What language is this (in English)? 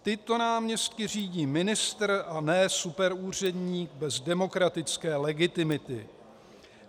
Czech